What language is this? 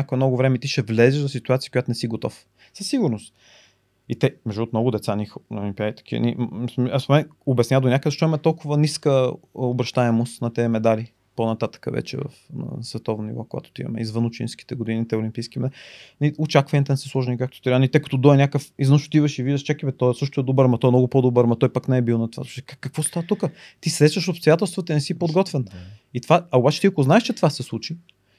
Bulgarian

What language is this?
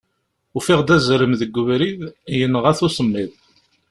Kabyle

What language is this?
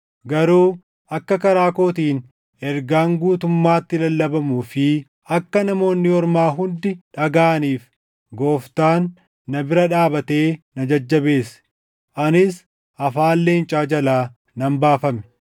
Oromo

